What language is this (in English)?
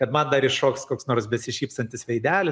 Lithuanian